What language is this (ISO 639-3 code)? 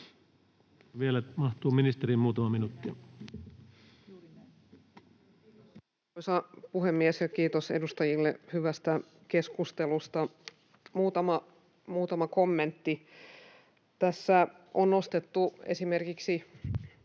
fin